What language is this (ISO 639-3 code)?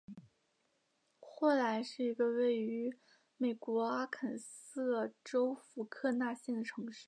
zho